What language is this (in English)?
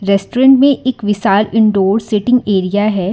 Hindi